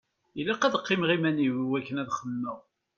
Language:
Kabyle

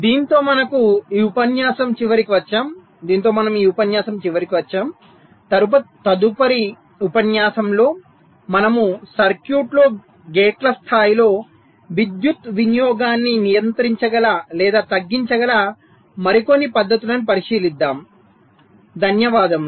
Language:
Telugu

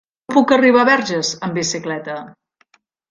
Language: Catalan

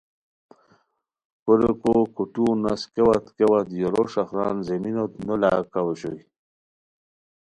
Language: Khowar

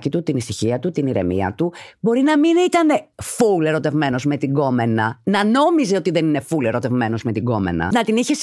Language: Greek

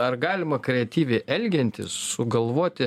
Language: Lithuanian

